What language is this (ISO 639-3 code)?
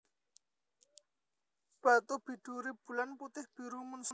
jav